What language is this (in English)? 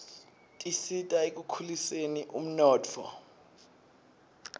Swati